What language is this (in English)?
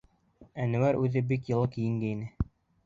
Bashkir